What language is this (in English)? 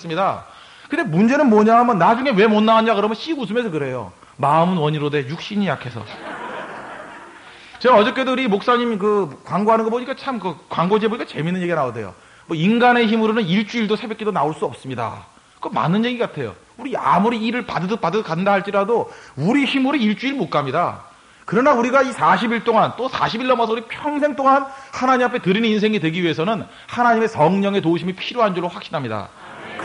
Korean